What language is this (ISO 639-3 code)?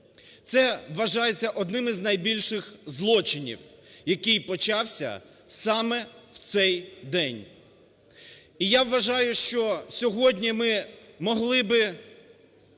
ukr